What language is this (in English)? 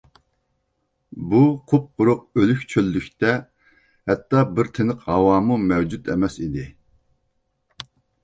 Uyghur